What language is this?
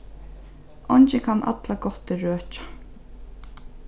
Faroese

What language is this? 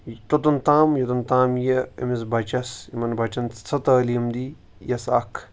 Kashmiri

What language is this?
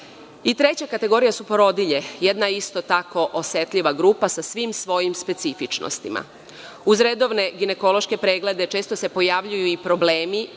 Serbian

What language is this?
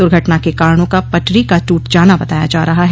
Hindi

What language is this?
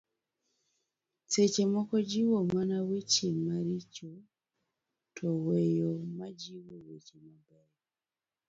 Luo (Kenya and Tanzania)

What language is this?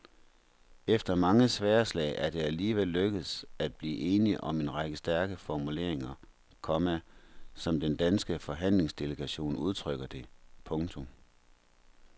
Danish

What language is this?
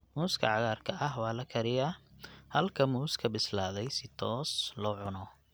Somali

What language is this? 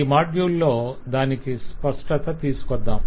Telugu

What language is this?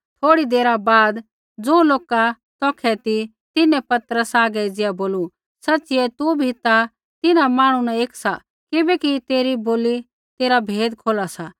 Kullu Pahari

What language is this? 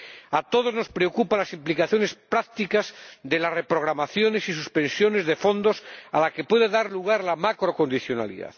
Spanish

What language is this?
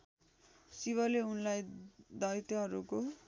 Nepali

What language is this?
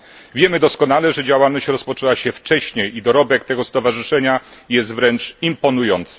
Polish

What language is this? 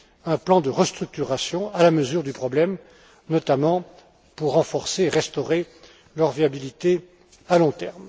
French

